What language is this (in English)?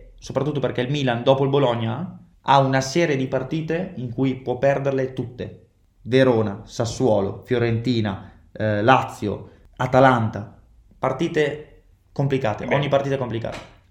Italian